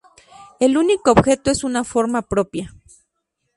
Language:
Spanish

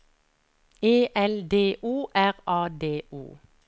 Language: Norwegian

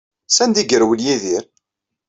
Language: Kabyle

